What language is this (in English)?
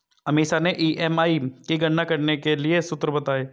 Hindi